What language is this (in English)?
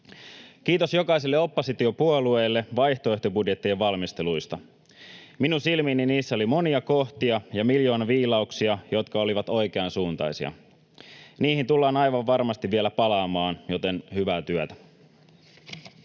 Finnish